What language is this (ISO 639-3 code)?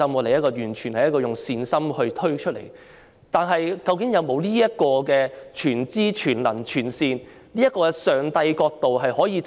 yue